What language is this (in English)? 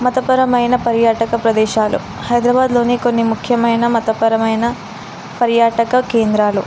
Telugu